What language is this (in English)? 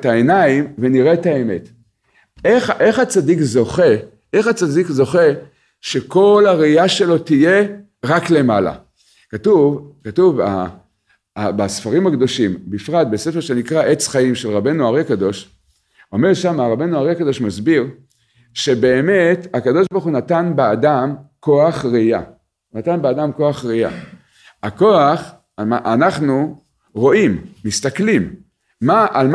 Hebrew